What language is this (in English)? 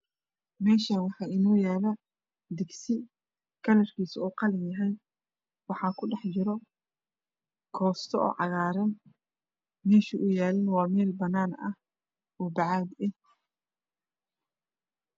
Somali